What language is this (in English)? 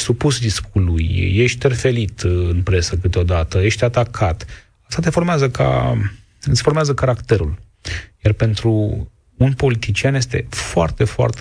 Romanian